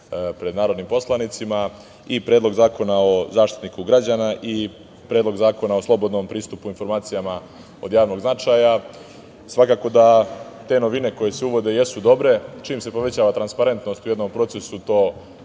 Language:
Serbian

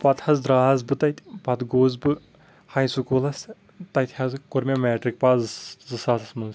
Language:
Kashmiri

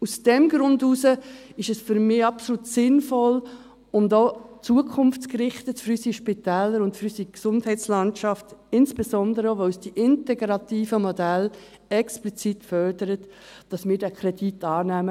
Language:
Swiss German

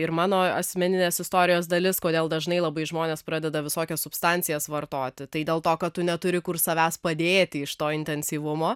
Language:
Lithuanian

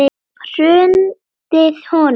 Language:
Icelandic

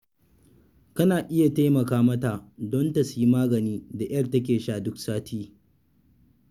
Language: Hausa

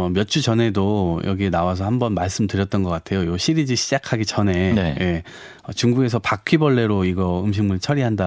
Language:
Korean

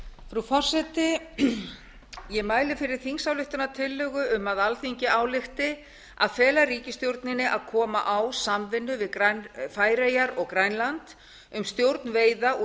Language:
Icelandic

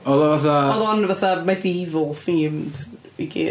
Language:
Welsh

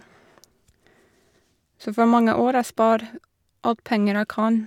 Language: Norwegian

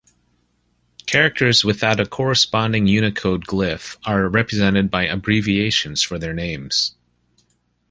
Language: English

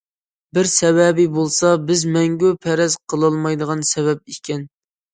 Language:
Uyghur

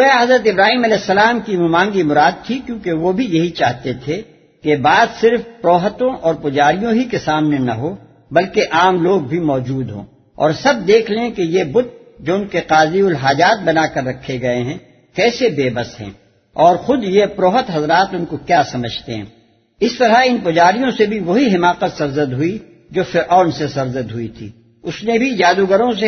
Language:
Urdu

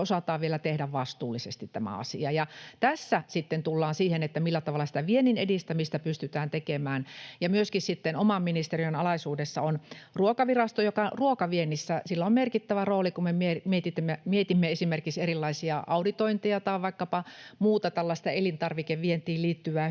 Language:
Finnish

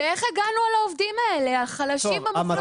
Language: Hebrew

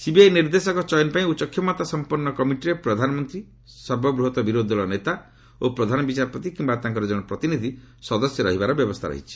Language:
Odia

